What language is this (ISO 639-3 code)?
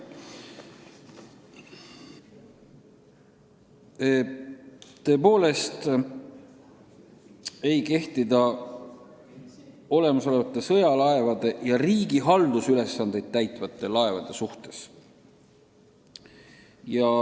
est